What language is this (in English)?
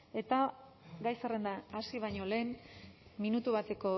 Basque